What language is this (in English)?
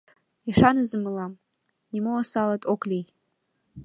Mari